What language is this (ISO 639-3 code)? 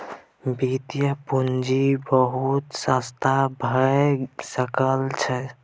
mai